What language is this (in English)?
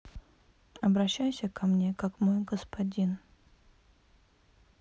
Russian